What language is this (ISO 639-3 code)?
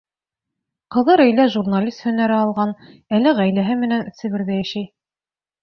bak